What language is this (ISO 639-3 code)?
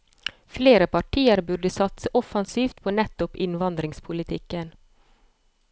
nor